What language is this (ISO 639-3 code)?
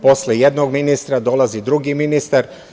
srp